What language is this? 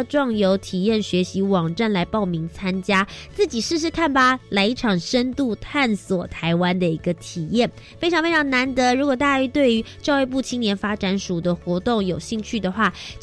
Chinese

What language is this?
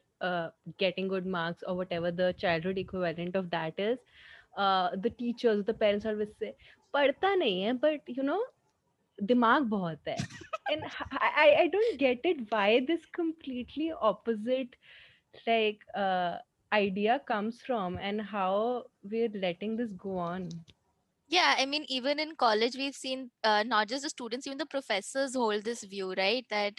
English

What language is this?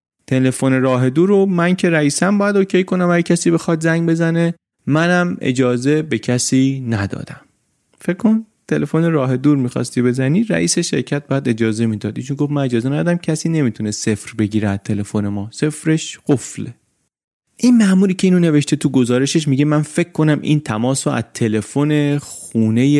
Persian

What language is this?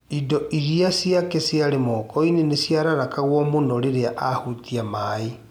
Kikuyu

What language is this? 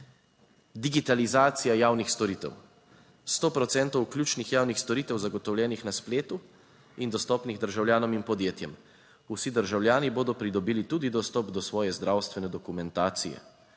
Slovenian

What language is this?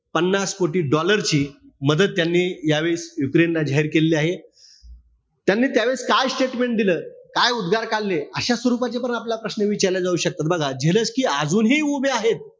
Marathi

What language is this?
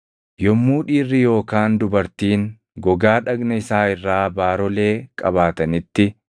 Oromo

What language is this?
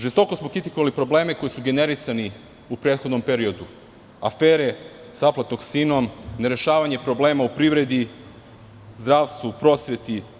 Serbian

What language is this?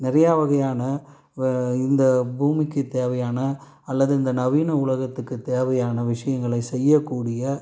Tamil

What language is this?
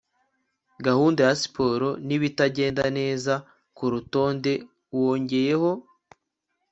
Kinyarwanda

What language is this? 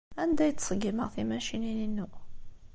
Kabyle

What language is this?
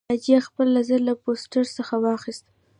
Pashto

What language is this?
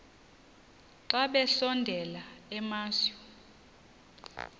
Xhosa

